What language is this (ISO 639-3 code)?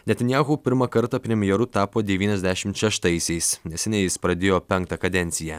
lit